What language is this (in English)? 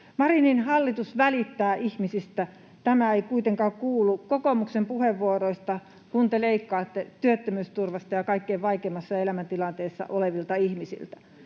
Finnish